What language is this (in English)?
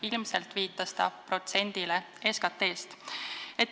Estonian